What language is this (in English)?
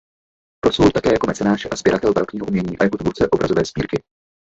Czech